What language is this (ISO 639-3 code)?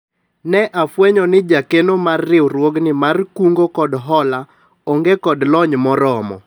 luo